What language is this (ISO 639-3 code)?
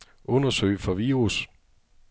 dan